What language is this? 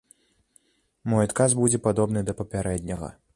Belarusian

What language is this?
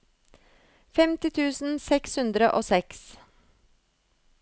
Norwegian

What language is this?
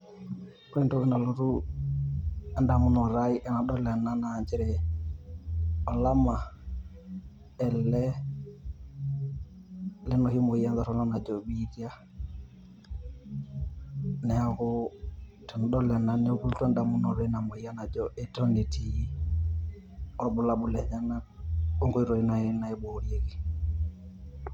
Masai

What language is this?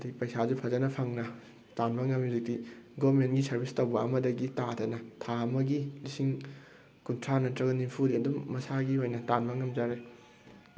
Manipuri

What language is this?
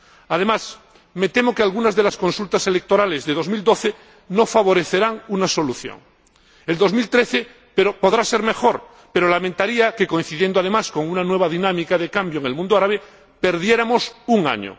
Spanish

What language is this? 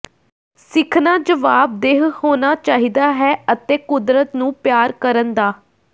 Punjabi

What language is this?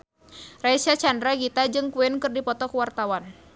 Sundanese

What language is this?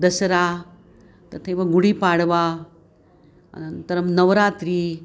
Sanskrit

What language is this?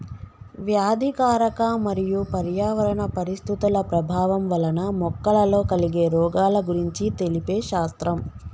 Telugu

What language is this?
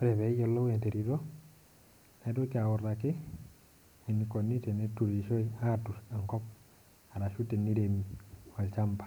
Masai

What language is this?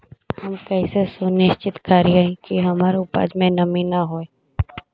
Magahi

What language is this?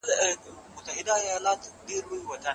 Pashto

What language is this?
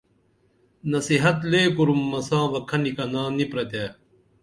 Dameli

